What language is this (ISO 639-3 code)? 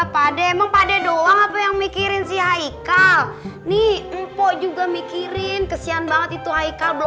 ind